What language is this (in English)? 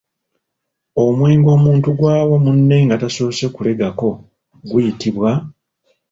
Ganda